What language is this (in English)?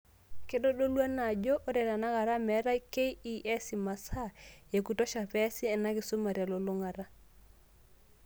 Masai